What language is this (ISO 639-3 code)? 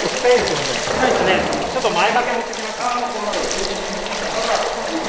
jpn